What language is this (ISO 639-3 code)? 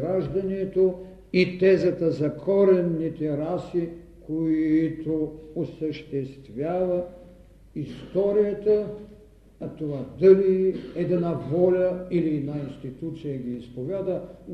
bul